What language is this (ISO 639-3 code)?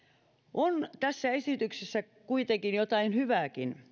fin